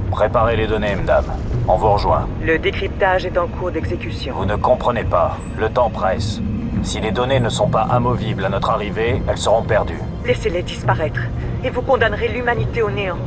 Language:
French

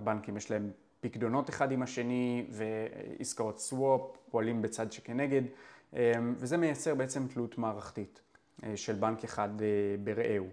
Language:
Hebrew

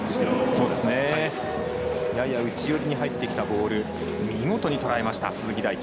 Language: Japanese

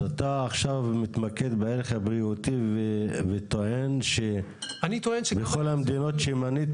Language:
Hebrew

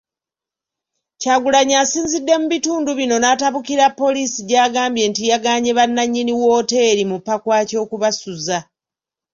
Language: Ganda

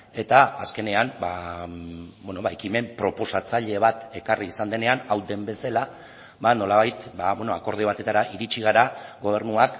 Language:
Basque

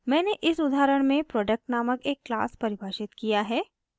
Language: Hindi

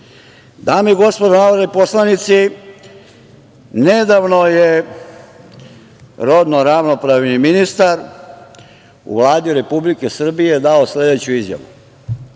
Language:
Serbian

